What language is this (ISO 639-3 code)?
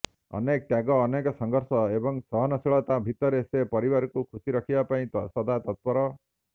ori